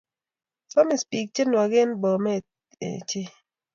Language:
Kalenjin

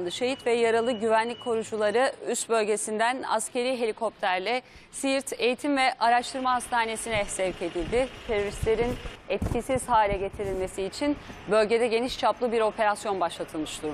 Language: Turkish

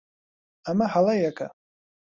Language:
Central Kurdish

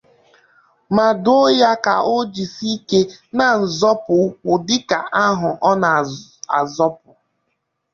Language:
Igbo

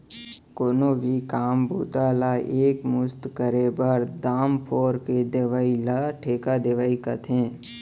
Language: Chhattisgarhi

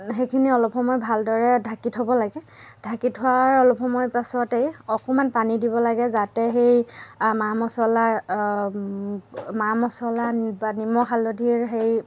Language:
Assamese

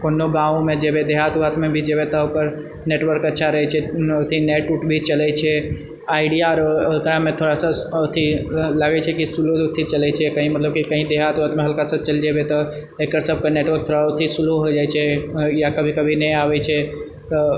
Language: Maithili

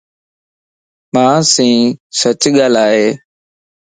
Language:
Lasi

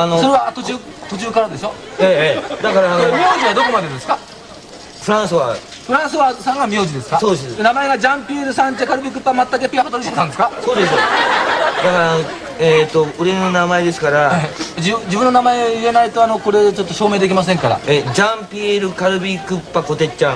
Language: Japanese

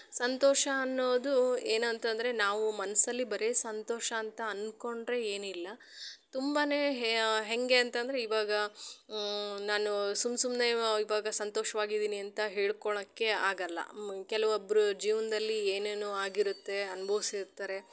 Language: Kannada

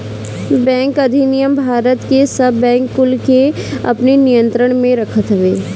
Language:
Bhojpuri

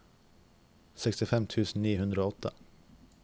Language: Norwegian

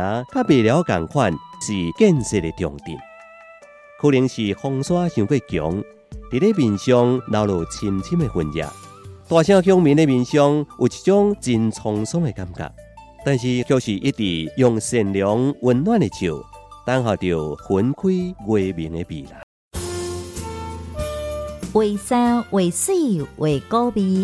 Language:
Chinese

